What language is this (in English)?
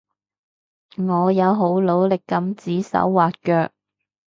Cantonese